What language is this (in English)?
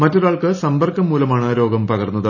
Malayalam